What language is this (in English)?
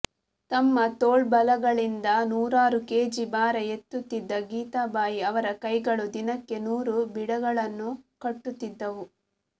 Kannada